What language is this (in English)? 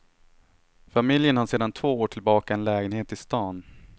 Swedish